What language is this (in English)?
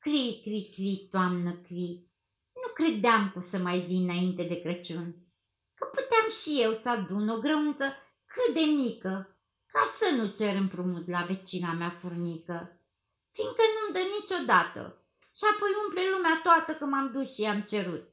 Romanian